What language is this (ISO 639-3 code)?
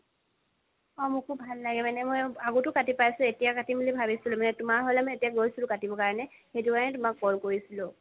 asm